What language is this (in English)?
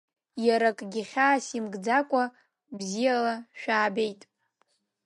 Abkhazian